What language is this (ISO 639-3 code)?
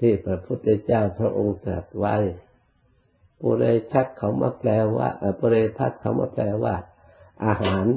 tha